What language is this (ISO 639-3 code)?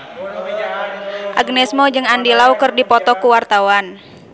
sun